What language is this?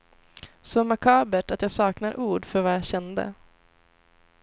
Swedish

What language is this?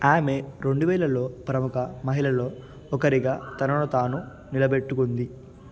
Telugu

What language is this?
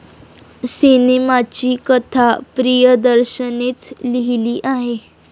Marathi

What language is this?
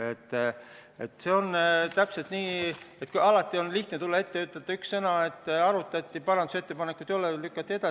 Estonian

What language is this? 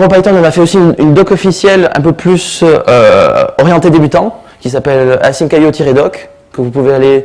French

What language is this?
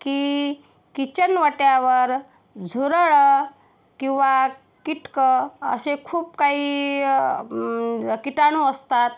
Marathi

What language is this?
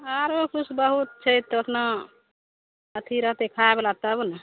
Maithili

